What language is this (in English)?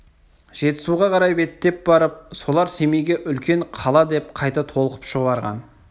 Kazakh